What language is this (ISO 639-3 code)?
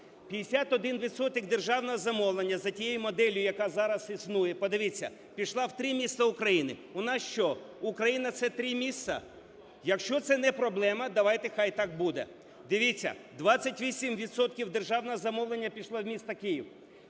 ukr